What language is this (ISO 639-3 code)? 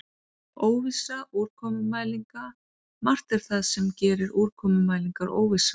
isl